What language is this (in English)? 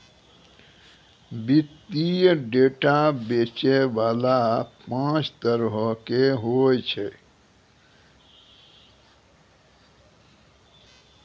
Maithili